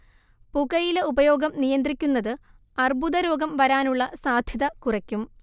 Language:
Malayalam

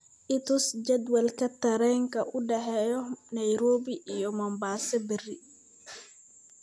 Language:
Somali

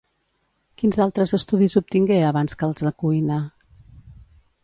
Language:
Catalan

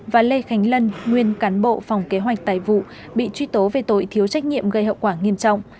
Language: Vietnamese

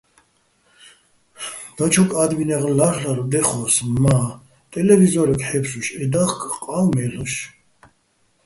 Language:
Bats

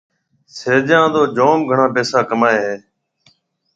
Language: Marwari (Pakistan)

